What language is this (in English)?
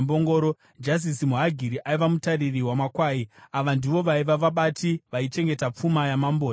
Shona